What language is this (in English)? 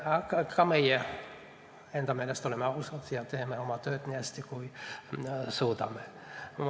Estonian